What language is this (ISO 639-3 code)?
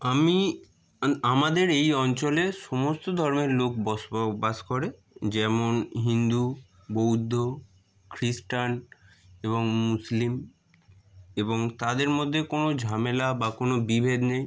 ben